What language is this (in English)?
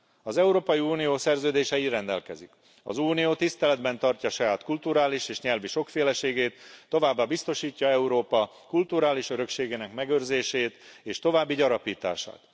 Hungarian